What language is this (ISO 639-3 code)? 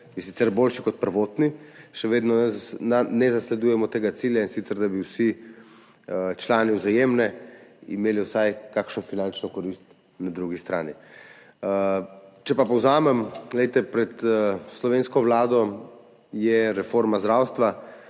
slv